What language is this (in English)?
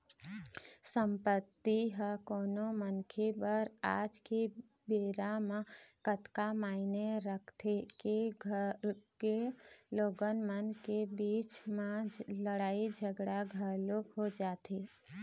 Chhattisgarhi